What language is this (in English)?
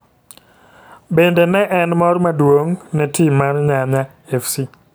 Luo (Kenya and Tanzania)